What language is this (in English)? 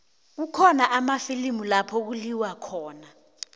South Ndebele